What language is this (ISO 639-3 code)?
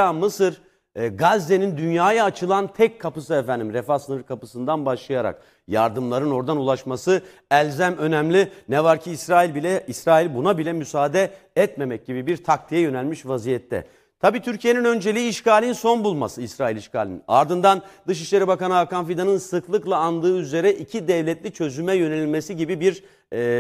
tur